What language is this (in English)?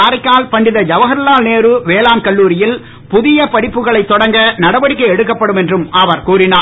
Tamil